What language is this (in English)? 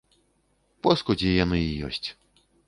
Belarusian